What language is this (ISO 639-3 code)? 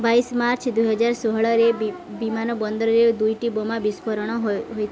ori